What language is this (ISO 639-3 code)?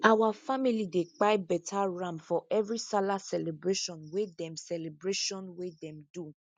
pcm